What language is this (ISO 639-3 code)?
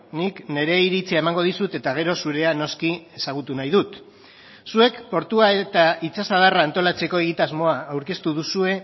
eus